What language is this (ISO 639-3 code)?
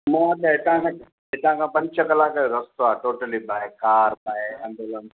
snd